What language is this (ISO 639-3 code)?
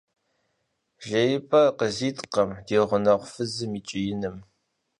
kbd